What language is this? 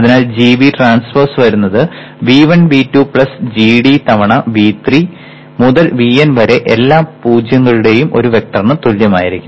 Malayalam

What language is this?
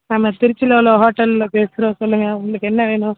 Tamil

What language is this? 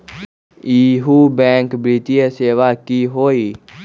Magahi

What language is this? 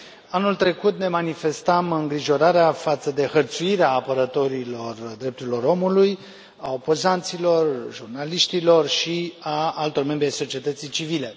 Romanian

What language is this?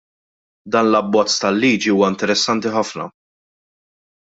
Maltese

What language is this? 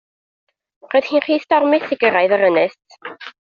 Welsh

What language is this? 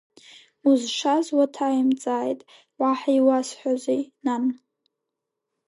Abkhazian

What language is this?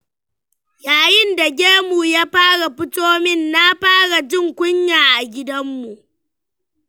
Hausa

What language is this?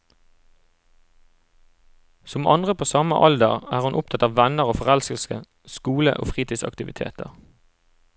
Norwegian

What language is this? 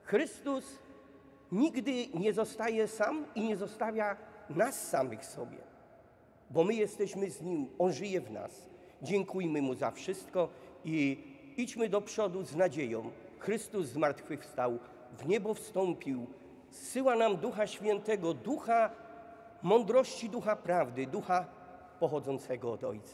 Polish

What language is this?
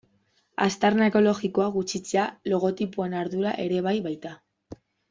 Basque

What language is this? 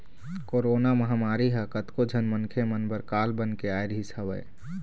Chhattisgarhi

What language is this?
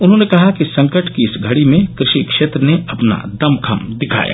Hindi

